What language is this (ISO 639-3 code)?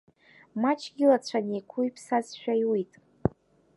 abk